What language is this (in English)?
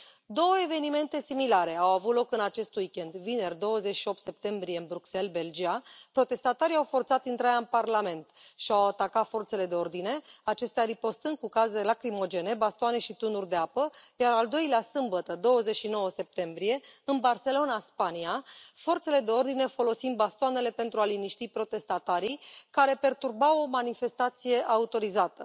Romanian